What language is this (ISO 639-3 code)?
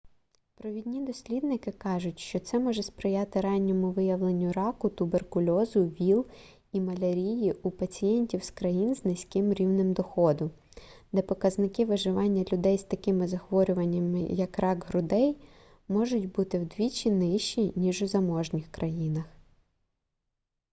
ukr